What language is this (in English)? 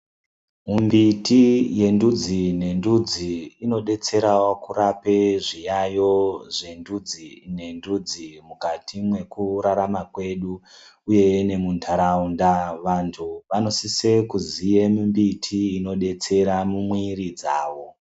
Ndau